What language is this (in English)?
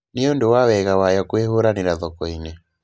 Kikuyu